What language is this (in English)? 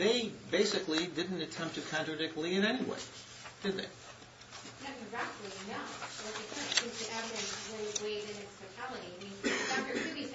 English